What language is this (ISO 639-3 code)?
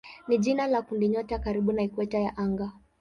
swa